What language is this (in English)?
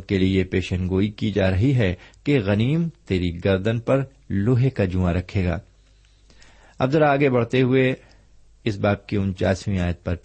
Urdu